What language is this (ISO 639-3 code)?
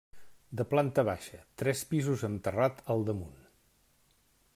cat